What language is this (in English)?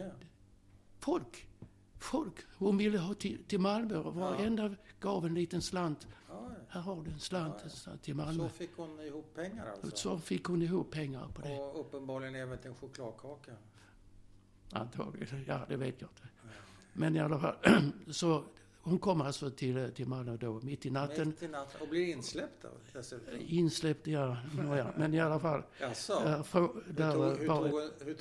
Swedish